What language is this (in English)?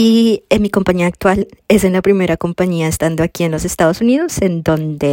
Spanish